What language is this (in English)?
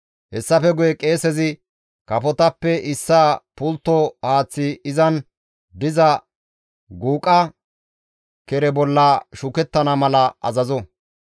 Gamo